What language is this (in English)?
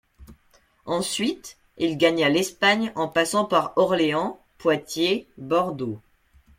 French